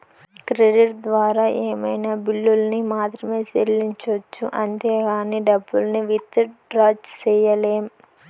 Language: Telugu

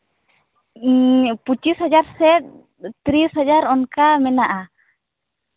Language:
Santali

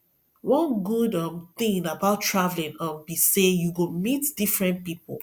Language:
Nigerian Pidgin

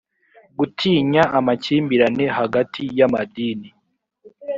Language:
Kinyarwanda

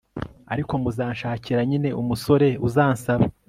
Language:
Kinyarwanda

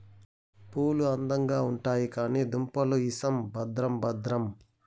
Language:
Telugu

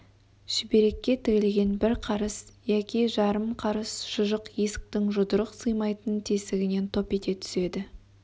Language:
Kazakh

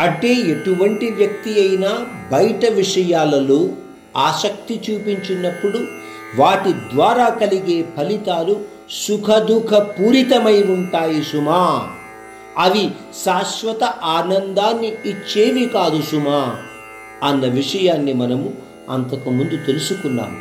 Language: Hindi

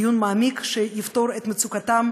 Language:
Hebrew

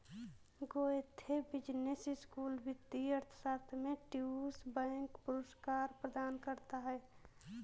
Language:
Hindi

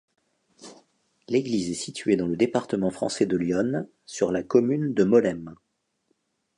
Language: French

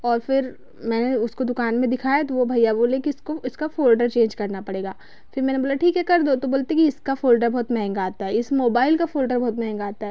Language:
Hindi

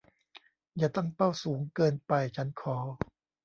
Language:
Thai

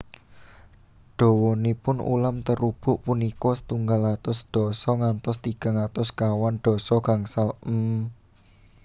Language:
Javanese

